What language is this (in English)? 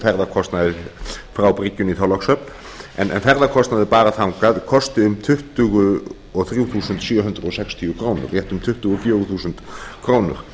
Icelandic